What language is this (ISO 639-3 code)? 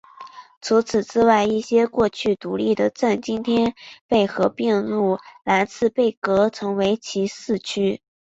zho